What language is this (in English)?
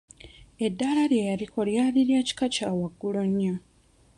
Ganda